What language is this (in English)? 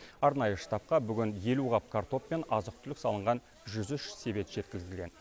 Kazakh